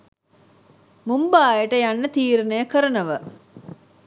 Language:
Sinhala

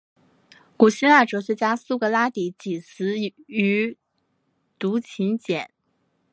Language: Chinese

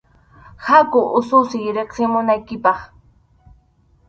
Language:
Arequipa-La Unión Quechua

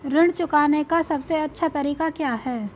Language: Hindi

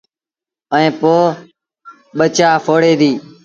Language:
Sindhi Bhil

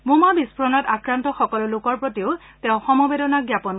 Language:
Assamese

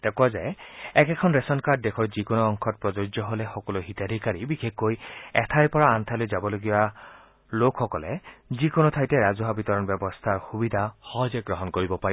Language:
Assamese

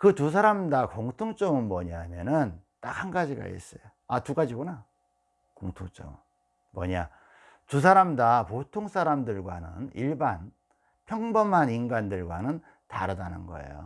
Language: Korean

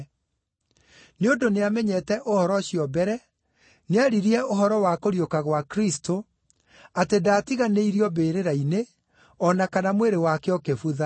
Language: Kikuyu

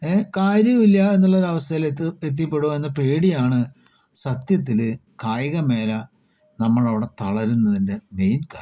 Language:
Malayalam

